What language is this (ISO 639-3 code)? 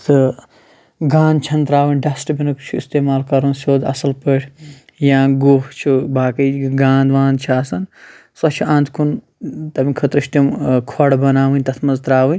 kas